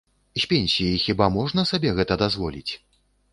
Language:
Belarusian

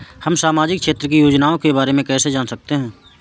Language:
Hindi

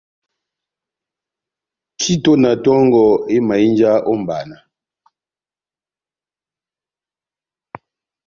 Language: Batanga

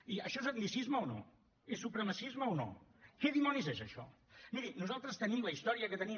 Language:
Catalan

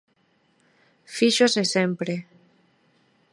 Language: Galician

